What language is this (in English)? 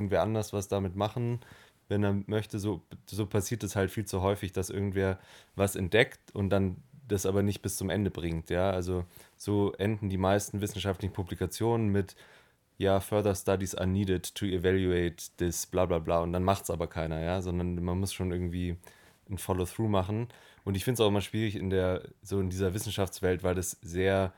German